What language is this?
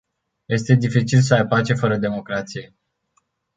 Romanian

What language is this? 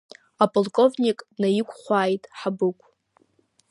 Abkhazian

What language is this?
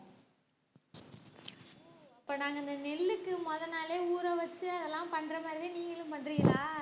Tamil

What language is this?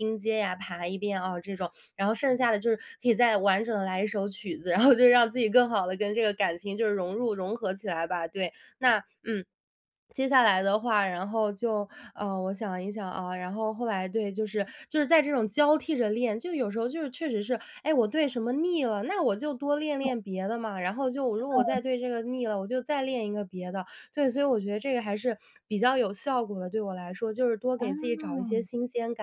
Chinese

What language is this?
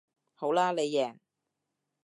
Cantonese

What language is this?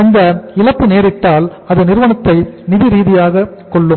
Tamil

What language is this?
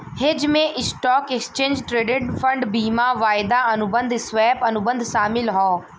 Bhojpuri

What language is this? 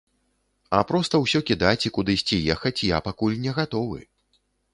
Belarusian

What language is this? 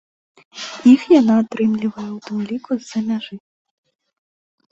Belarusian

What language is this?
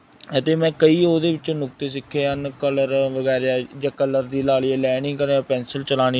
Punjabi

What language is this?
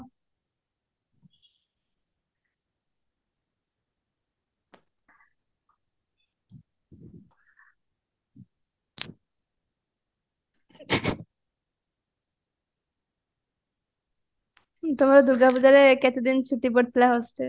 Odia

